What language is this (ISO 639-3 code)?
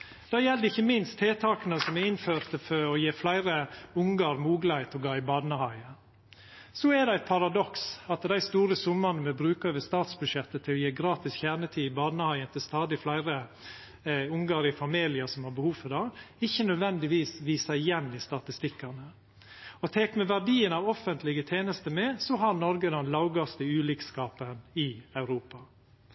nno